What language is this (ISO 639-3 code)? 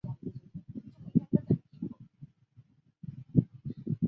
zho